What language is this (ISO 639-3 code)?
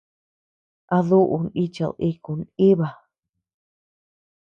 cux